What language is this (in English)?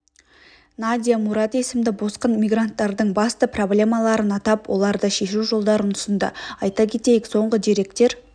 Kazakh